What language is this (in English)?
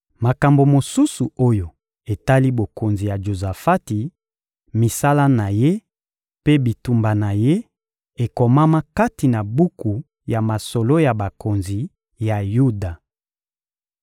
Lingala